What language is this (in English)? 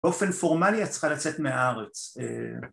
Hebrew